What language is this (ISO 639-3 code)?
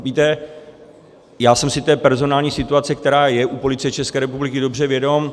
ces